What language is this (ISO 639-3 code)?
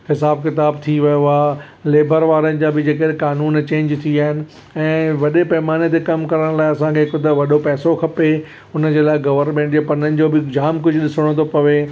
snd